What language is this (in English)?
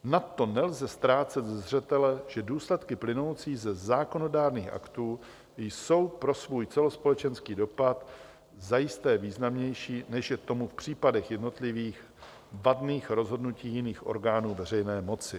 Czech